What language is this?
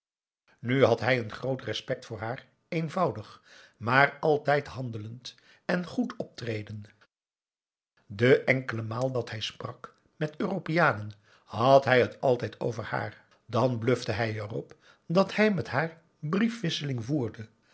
Dutch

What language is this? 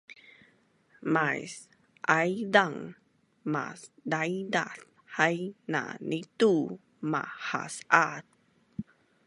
Bunun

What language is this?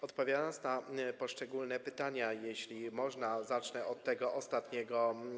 Polish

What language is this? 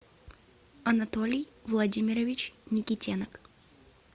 Russian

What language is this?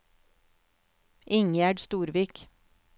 Norwegian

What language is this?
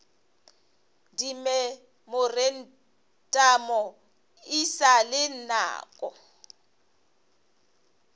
Northern Sotho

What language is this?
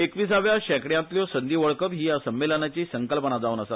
Konkani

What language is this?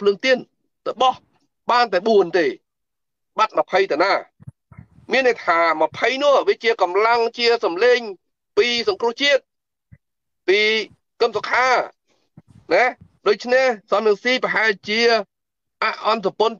Vietnamese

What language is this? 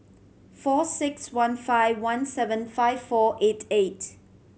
English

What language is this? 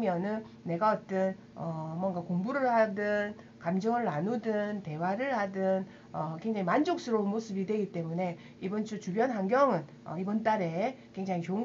Korean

